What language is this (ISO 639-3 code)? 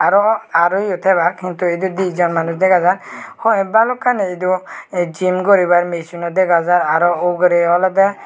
ccp